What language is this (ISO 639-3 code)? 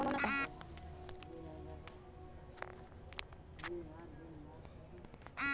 bho